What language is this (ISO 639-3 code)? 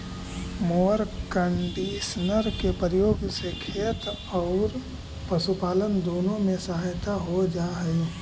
mag